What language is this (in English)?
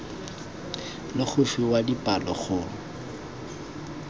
Tswana